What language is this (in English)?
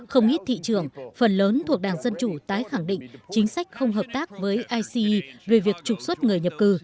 Vietnamese